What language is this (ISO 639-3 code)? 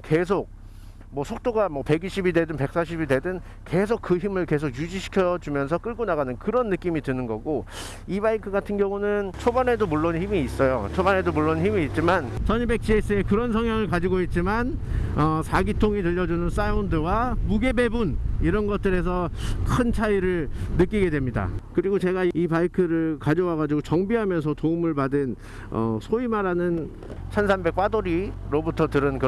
kor